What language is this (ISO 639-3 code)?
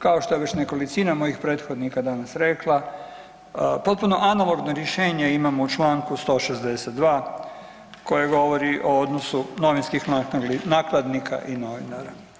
hrv